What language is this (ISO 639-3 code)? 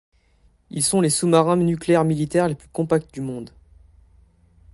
fra